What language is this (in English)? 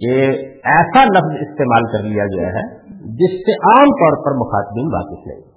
Urdu